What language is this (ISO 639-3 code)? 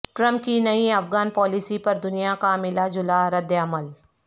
urd